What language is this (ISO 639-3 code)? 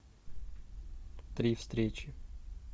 rus